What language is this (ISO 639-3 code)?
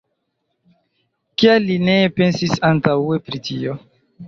epo